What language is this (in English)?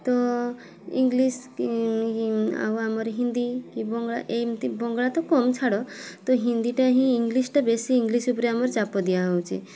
Odia